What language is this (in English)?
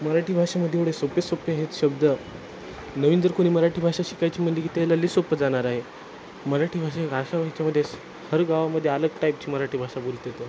Marathi